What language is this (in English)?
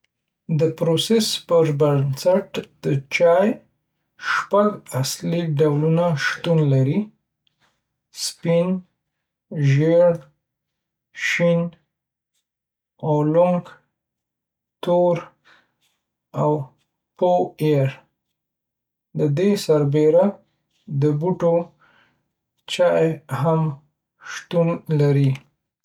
Pashto